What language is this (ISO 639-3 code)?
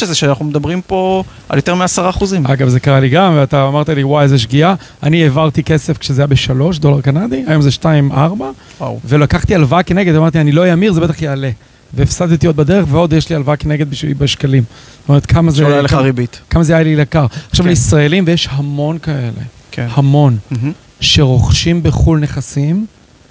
heb